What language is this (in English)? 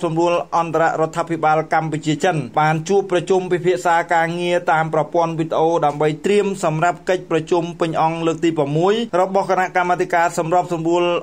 Thai